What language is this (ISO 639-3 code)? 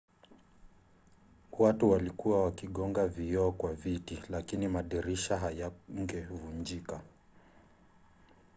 swa